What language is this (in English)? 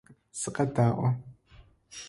Adyghe